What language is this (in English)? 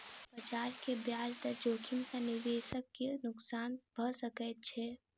Maithili